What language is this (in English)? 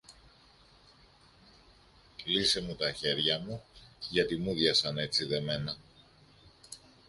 Greek